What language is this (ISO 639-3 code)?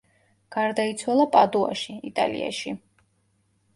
kat